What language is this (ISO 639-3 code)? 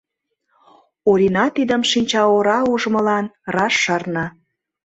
chm